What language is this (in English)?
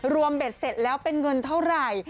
Thai